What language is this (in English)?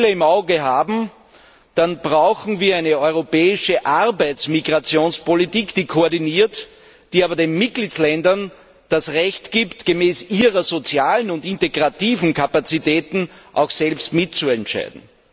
German